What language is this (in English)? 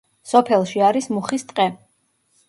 Georgian